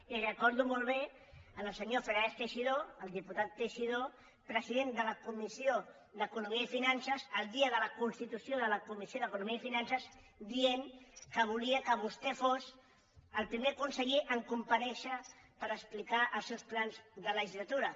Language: Catalan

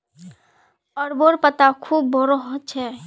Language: Magahi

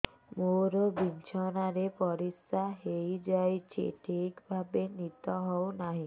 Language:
Odia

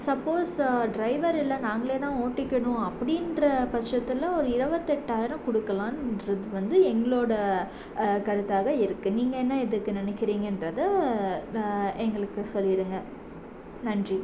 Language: Tamil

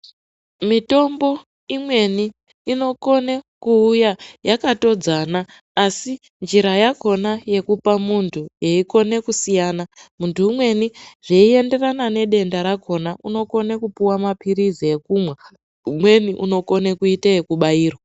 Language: Ndau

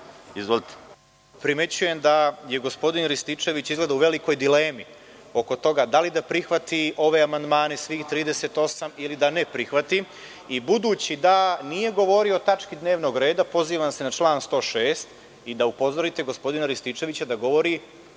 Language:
Serbian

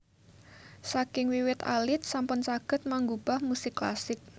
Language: Javanese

